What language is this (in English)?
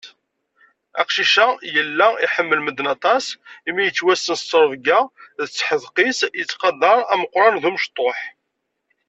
Kabyle